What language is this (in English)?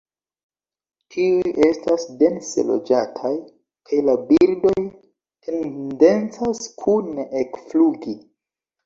Esperanto